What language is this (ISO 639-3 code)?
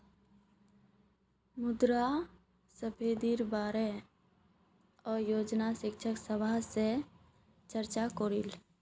mag